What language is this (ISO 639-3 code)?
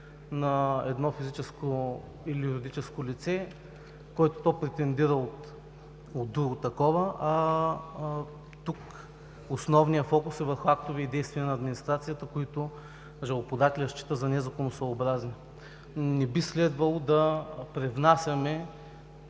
bul